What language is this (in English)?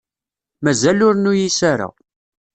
Kabyle